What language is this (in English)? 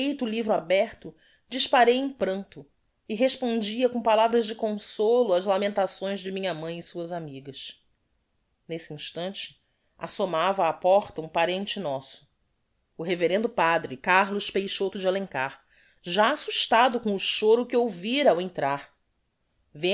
Portuguese